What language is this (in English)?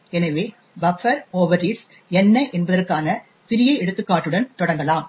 Tamil